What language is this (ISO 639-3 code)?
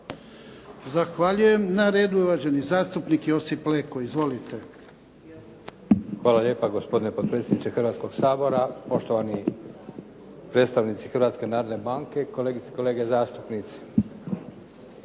hrv